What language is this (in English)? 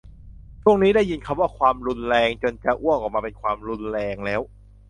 Thai